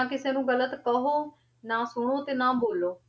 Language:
Punjabi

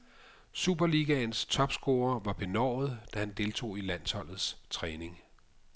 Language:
Danish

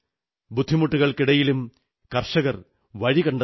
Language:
Malayalam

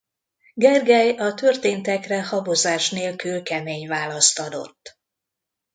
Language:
Hungarian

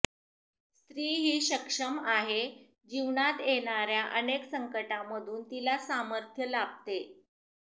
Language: Marathi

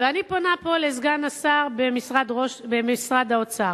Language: Hebrew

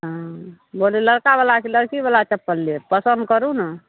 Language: Maithili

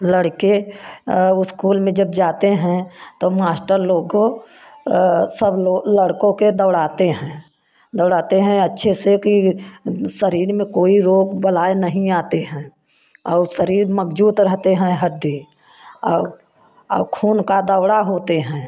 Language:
Hindi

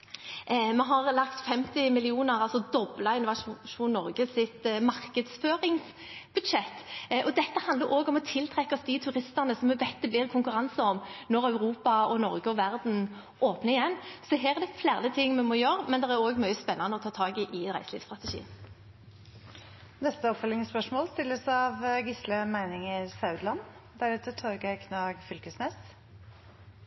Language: Norwegian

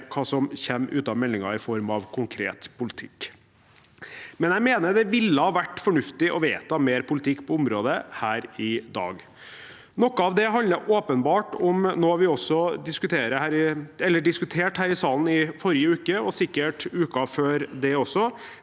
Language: Norwegian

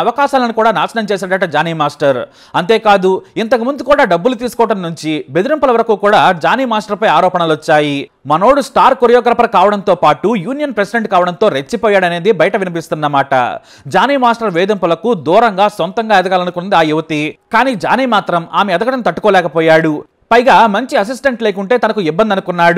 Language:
Telugu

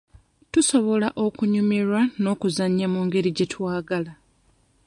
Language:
Ganda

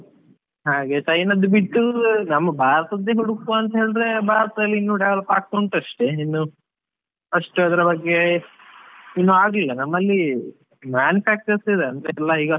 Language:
Kannada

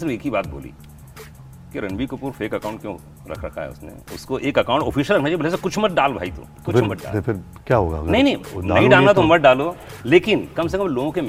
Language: Hindi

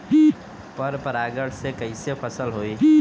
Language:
Bhojpuri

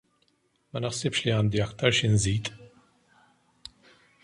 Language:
Maltese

